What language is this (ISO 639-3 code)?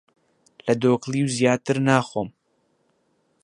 ckb